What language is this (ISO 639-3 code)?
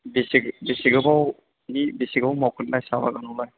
brx